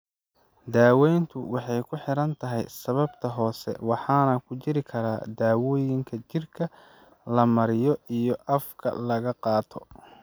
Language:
Somali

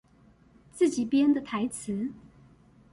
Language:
Chinese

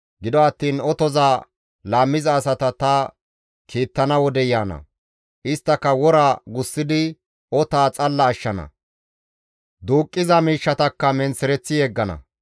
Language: Gamo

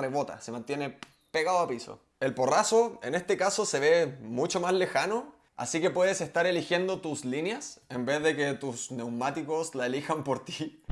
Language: Spanish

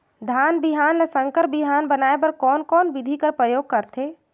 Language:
Chhattisgarhi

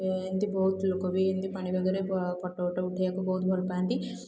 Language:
Odia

